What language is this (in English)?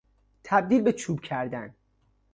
Persian